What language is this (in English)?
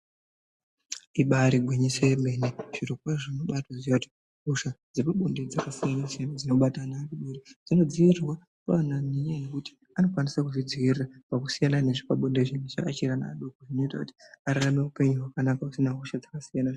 Ndau